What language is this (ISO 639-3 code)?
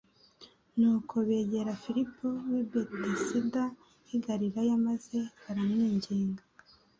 kin